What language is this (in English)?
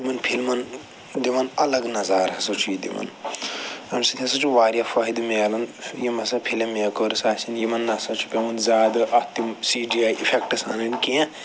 Kashmiri